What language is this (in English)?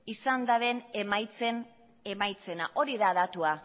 Basque